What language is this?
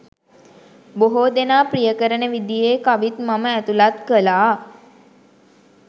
Sinhala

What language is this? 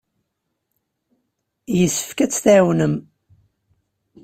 Kabyle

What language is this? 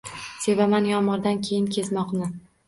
Uzbek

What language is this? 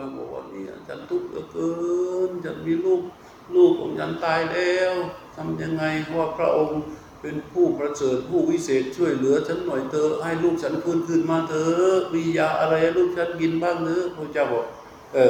Thai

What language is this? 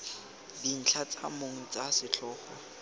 Tswana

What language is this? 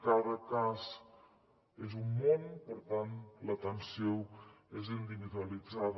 Catalan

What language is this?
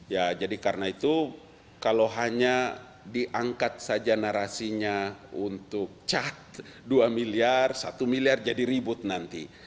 Indonesian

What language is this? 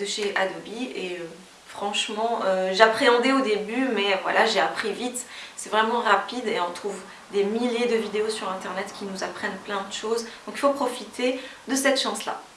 French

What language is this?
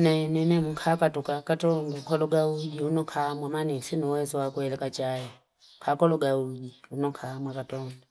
Fipa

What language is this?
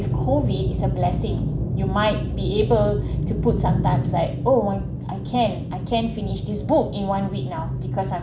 English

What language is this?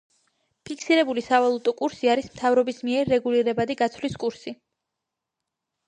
Georgian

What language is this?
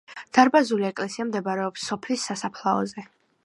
Georgian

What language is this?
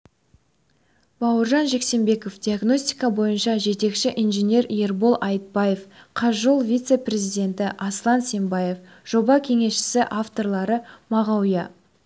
Kazakh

